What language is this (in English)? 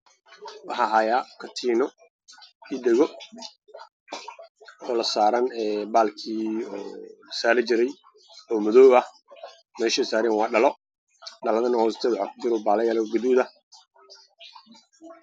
Somali